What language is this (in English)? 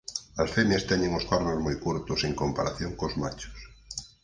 Galician